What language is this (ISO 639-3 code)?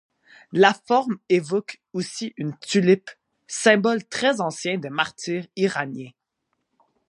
fra